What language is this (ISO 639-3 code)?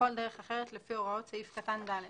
heb